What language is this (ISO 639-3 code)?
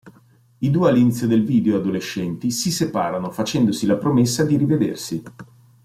ita